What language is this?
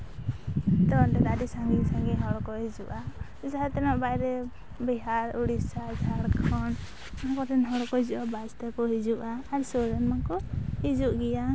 Santali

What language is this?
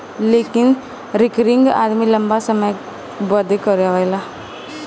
Bhojpuri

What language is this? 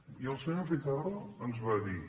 Catalan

